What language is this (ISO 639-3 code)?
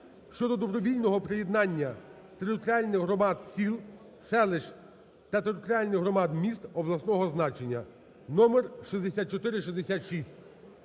ukr